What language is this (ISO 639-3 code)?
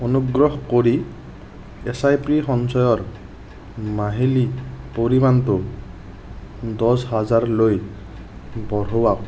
asm